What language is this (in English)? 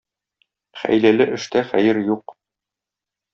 Tatar